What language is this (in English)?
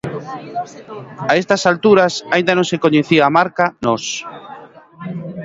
Galician